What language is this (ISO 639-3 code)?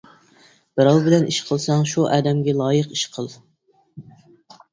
uig